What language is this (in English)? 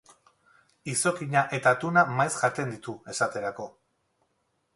Basque